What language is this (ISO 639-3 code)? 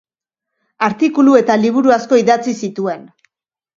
eus